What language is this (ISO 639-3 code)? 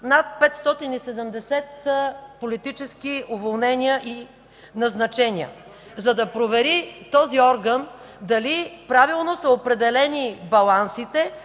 bul